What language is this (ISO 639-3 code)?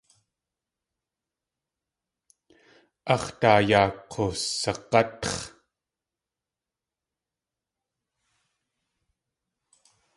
tli